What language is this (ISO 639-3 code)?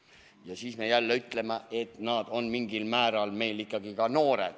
est